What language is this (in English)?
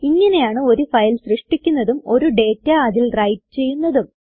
Malayalam